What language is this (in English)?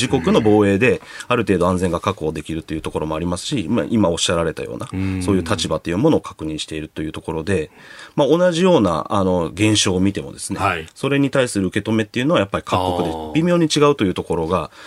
Japanese